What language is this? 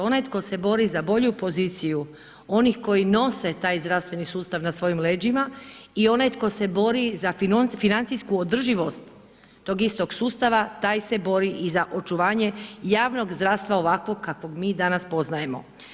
Croatian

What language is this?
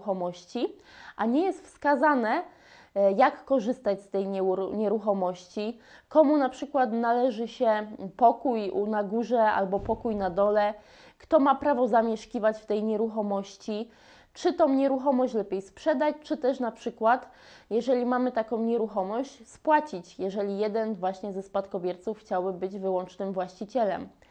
Polish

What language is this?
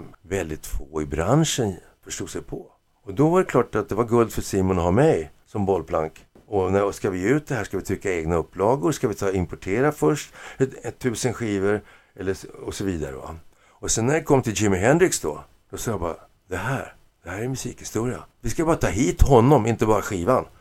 Swedish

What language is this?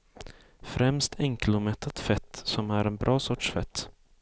Swedish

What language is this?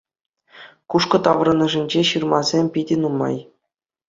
Chuvash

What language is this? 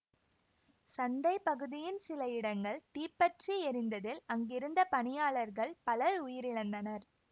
Tamil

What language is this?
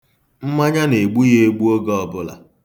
Igbo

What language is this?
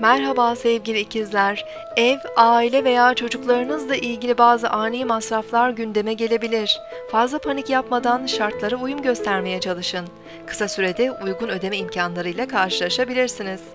Turkish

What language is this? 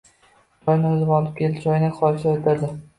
Uzbek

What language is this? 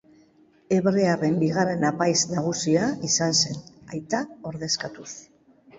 Basque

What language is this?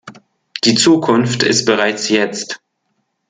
German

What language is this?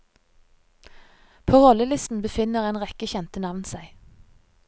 Norwegian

